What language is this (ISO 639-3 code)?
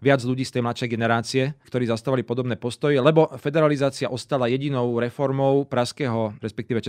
slk